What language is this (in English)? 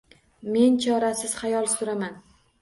Uzbek